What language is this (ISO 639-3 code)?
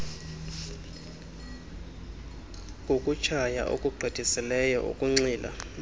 xho